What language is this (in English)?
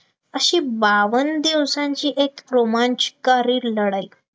Marathi